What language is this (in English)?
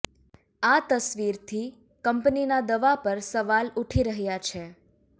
Gujarati